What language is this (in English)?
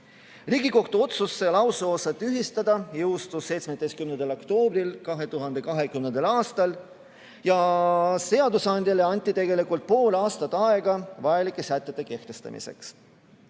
Estonian